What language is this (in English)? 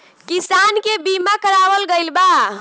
Bhojpuri